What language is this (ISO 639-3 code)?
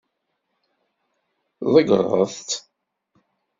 kab